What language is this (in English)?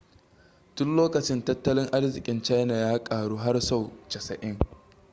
Hausa